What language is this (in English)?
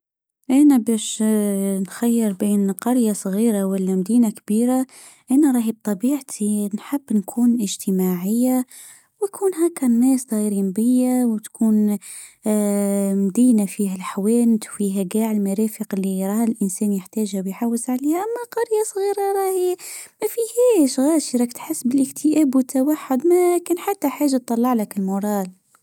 Tunisian Arabic